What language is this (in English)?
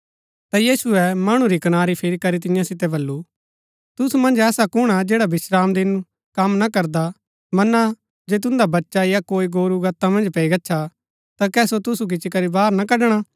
Gaddi